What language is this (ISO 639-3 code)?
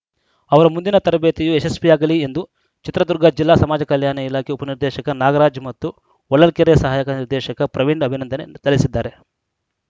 kan